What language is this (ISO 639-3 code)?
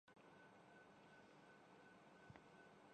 urd